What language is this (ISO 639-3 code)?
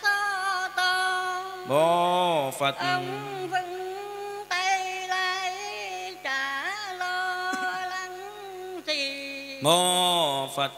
vie